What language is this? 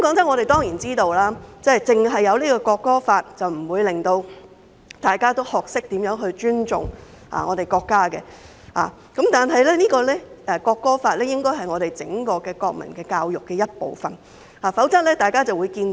Cantonese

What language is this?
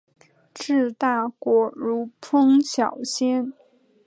Chinese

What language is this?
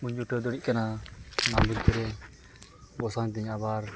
Santali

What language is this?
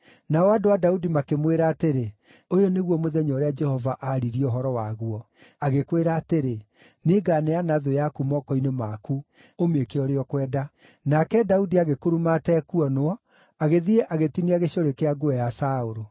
Kikuyu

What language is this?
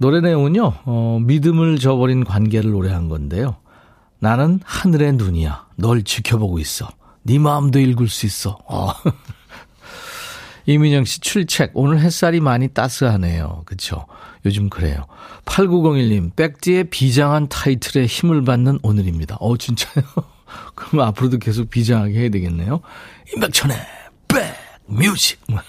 Korean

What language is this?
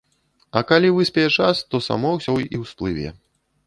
Belarusian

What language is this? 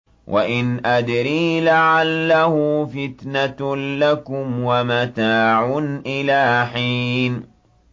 Arabic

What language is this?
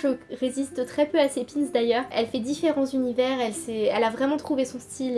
French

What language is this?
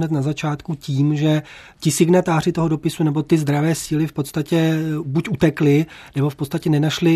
Czech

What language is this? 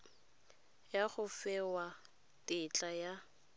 Tswana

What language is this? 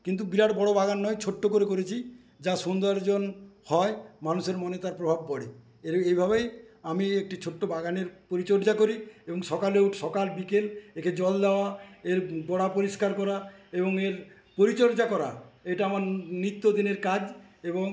Bangla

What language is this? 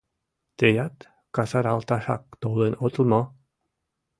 Mari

